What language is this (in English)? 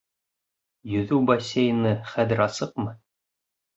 Bashkir